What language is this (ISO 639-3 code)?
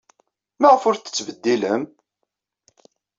kab